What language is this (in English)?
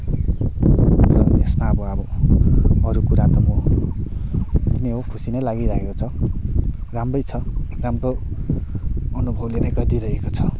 Nepali